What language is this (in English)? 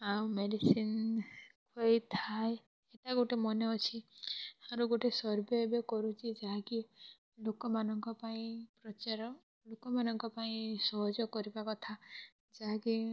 Odia